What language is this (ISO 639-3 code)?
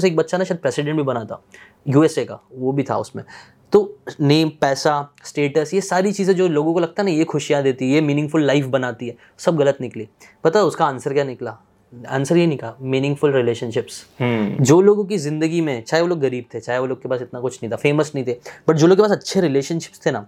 hin